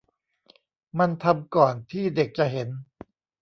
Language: Thai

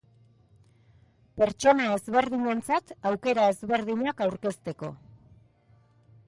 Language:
Basque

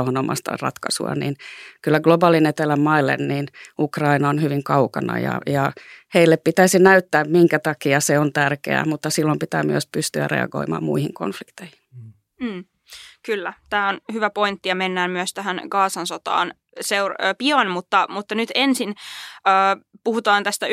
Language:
Finnish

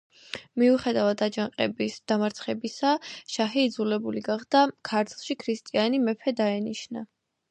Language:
Georgian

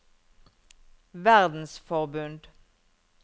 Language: Norwegian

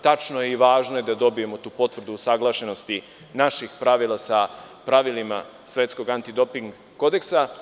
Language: Serbian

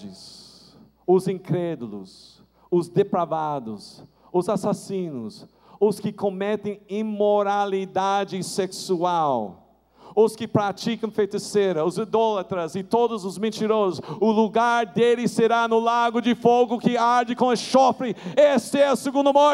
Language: Portuguese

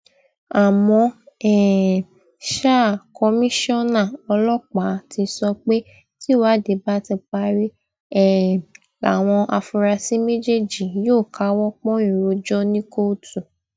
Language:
Yoruba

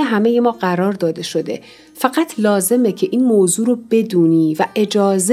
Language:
Persian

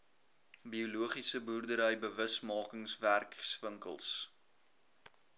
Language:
Afrikaans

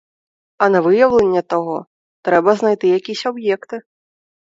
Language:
Ukrainian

